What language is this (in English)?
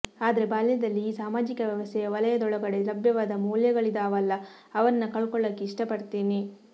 Kannada